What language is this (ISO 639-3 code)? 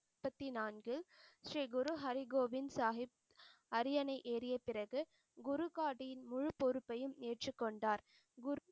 tam